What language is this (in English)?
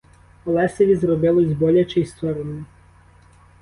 Ukrainian